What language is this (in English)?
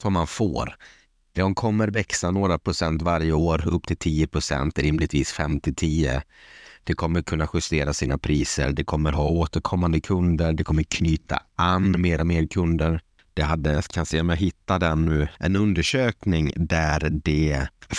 Swedish